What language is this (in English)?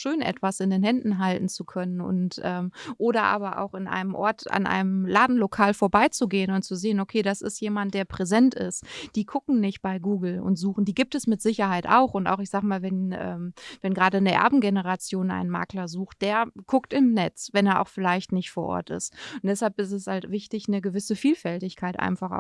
German